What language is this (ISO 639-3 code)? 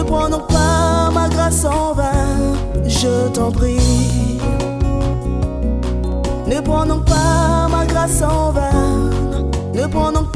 fra